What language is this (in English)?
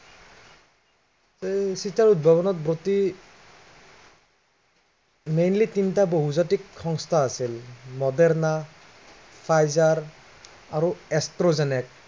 Assamese